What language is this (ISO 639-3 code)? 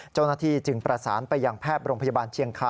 tha